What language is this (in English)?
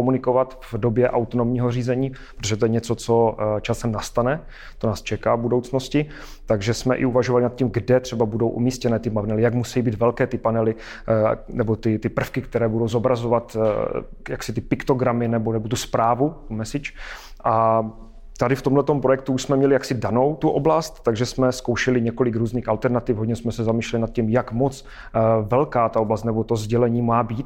Czech